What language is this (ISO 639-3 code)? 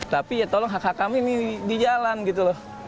ind